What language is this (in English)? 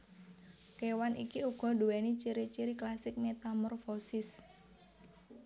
Javanese